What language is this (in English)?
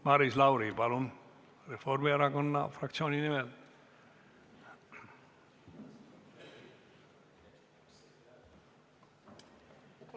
Estonian